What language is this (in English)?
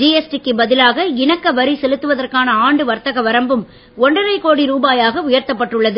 Tamil